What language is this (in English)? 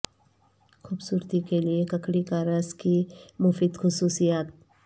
Urdu